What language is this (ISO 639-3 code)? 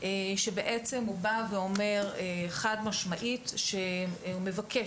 heb